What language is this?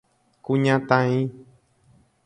Guarani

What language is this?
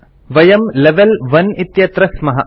Sanskrit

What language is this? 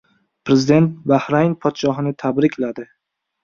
Uzbek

